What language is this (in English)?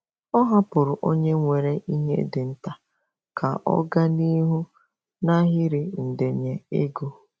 Igbo